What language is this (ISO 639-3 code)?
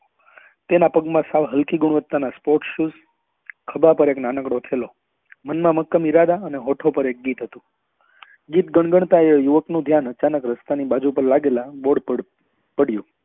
guj